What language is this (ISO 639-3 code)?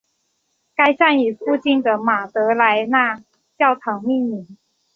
zho